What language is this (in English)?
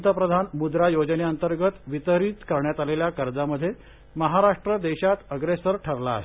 Marathi